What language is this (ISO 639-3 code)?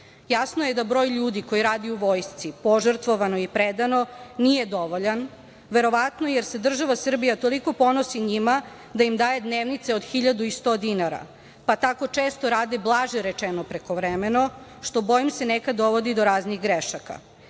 srp